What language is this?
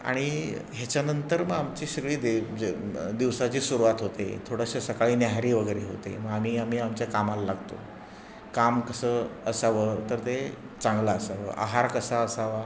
Marathi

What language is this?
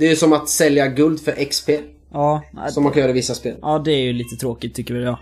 Swedish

